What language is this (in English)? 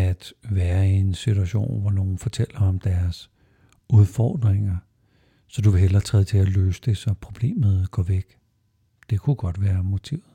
Danish